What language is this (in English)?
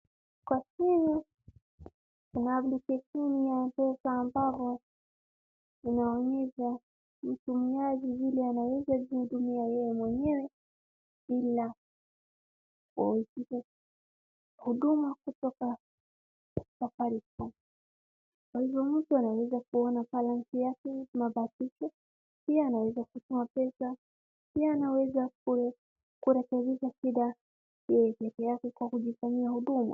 Swahili